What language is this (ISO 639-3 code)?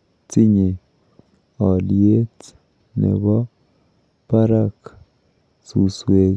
kln